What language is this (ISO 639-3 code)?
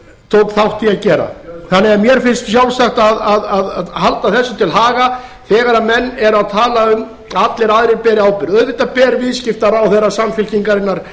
isl